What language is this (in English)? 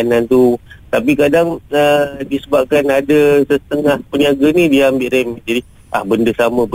Malay